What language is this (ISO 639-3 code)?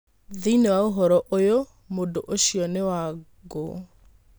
kik